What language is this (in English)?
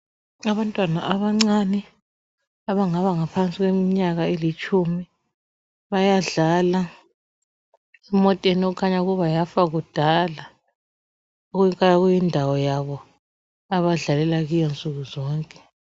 North Ndebele